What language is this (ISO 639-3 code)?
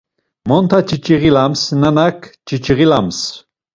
lzz